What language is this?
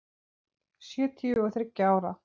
Icelandic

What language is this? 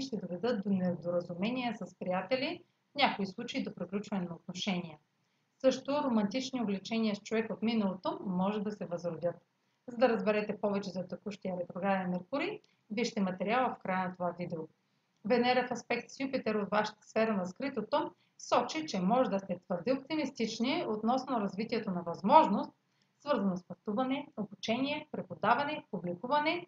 Bulgarian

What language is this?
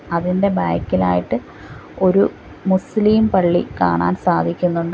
Malayalam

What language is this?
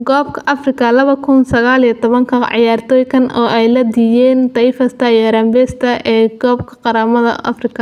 Somali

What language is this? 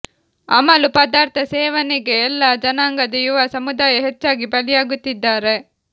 Kannada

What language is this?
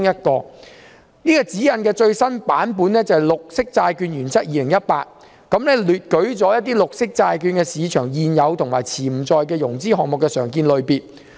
Cantonese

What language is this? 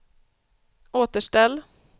Swedish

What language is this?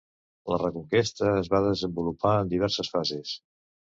Catalan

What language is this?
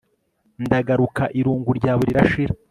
Kinyarwanda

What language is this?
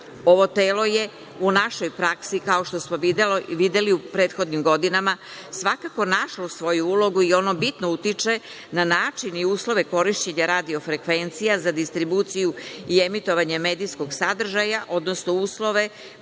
Serbian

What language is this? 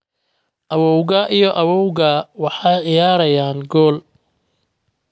Somali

